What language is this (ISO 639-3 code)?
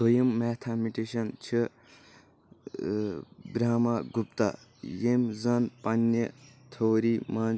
kas